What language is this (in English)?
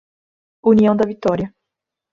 Portuguese